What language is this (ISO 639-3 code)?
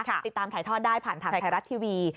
tha